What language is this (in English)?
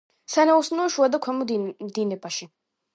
Georgian